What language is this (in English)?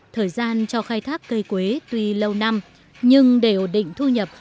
Vietnamese